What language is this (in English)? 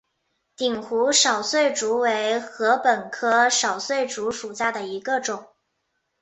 Chinese